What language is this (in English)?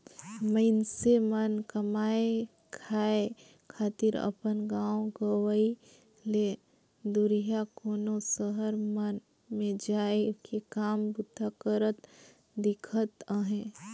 Chhattisgarhi